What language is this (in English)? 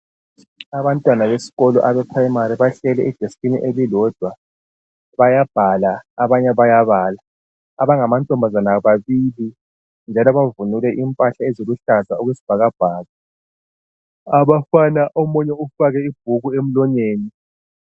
North Ndebele